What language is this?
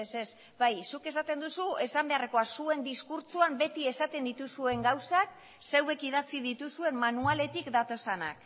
Basque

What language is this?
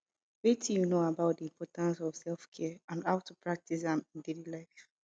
Nigerian Pidgin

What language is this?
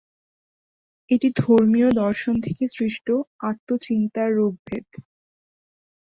Bangla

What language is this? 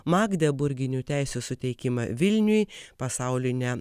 Lithuanian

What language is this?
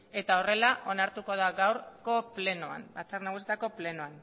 Basque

